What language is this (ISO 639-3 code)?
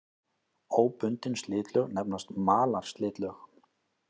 isl